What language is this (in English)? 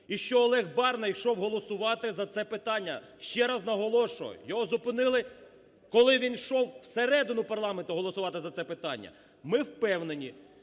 Ukrainian